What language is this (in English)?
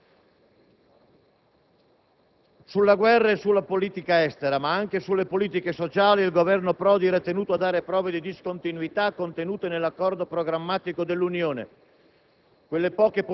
Italian